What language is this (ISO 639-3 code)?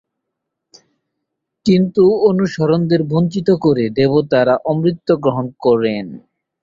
ben